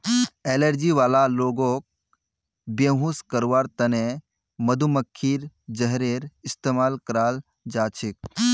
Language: Magahi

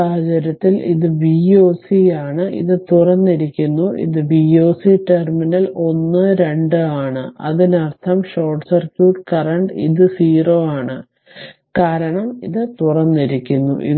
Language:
Malayalam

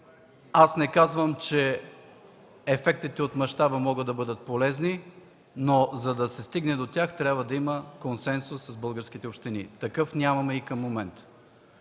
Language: Bulgarian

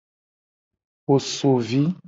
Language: Gen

